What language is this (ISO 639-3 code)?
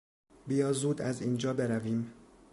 fas